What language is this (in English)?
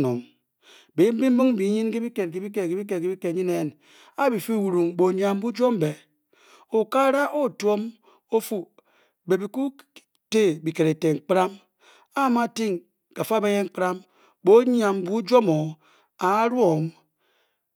Bokyi